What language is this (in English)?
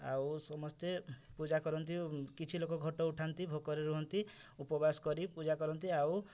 Odia